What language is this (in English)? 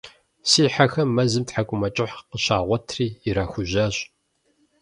Kabardian